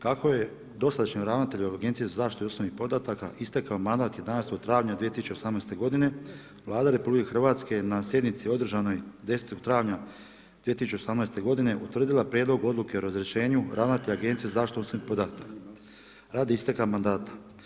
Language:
Croatian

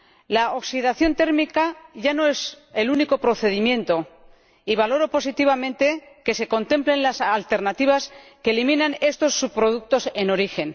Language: Spanish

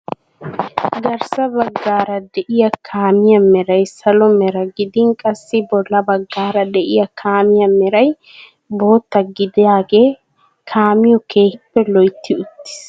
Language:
Wolaytta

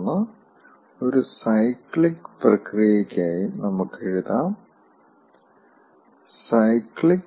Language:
Malayalam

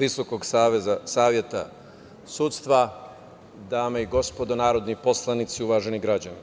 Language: Serbian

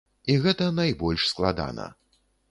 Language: Belarusian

